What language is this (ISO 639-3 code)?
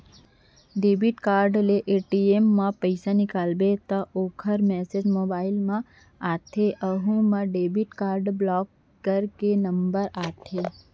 hne